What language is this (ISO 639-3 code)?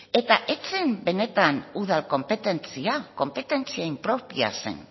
eus